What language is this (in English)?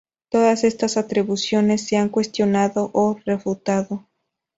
Spanish